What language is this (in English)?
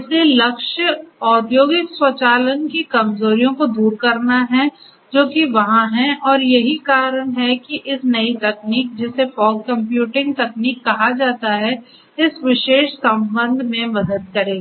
Hindi